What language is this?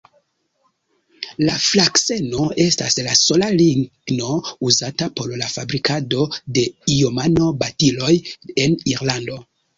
Esperanto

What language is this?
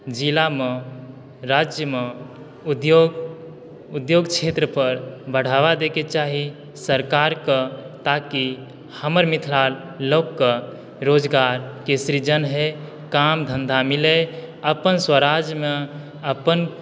Maithili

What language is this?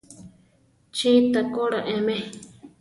Central Tarahumara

